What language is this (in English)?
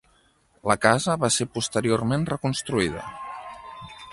Catalan